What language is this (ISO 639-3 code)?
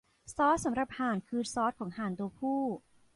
tha